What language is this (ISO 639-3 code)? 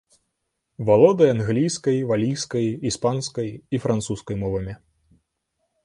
bel